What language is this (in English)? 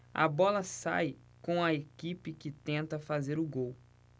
Portuguese